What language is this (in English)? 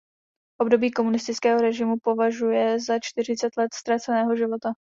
Czech